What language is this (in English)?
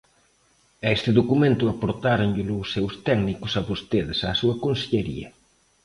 Galician